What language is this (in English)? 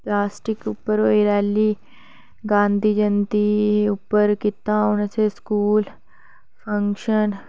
Dogri